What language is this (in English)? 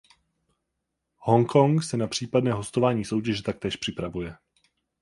Czech